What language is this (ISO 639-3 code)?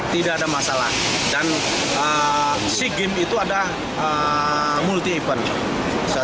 ind